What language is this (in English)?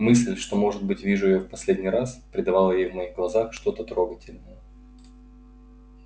Russian